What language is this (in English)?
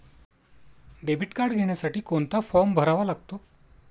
Marathi